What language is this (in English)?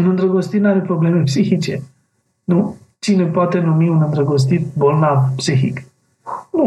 Romanian